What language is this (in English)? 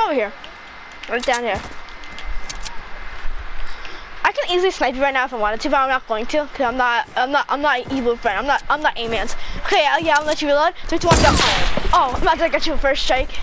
English